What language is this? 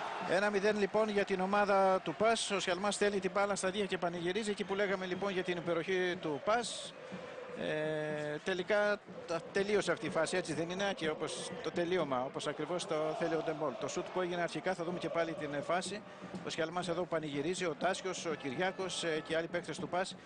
Greek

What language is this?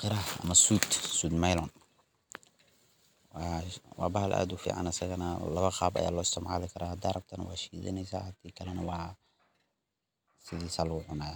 Somali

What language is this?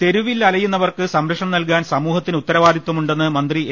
Malayalam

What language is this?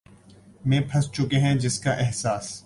Urdu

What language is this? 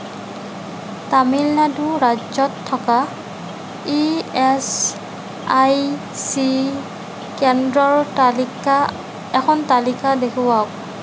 Assamese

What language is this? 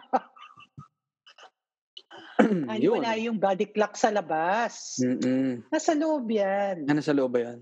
Filipino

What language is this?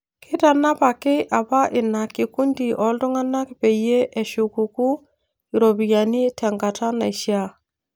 Masai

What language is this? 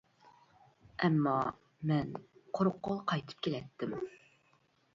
Uyghur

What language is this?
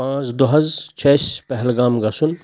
Kashmiri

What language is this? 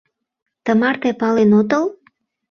Mari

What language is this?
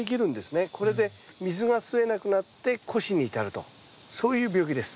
Japanese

